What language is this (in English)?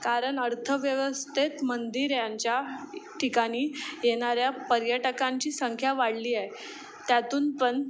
Marathi